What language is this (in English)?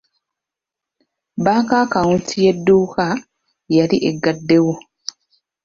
Ganda